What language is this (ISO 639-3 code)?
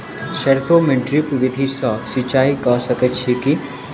mai